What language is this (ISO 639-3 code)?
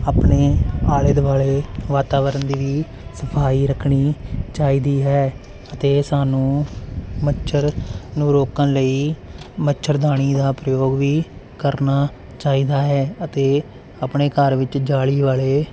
pan